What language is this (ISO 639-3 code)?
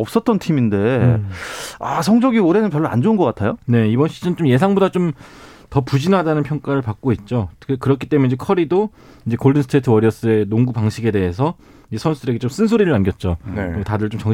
kor